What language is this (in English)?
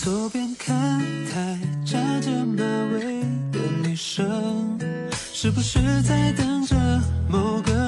Chinese